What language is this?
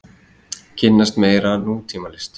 Icelandic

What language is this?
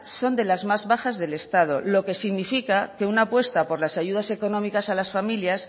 Spanish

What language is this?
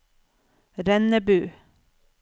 Norwegian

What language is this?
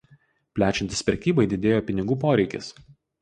Lithuanian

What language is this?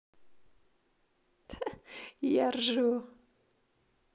Russian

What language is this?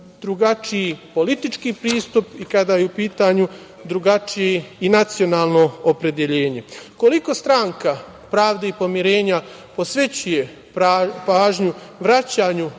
Serbian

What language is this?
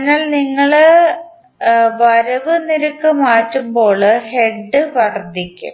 Malayalam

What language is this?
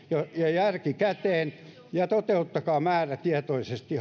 Finnish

